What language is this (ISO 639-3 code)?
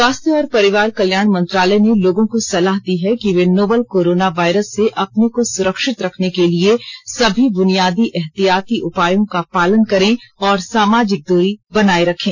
hin